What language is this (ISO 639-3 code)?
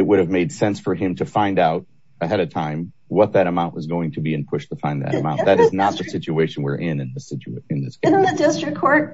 eng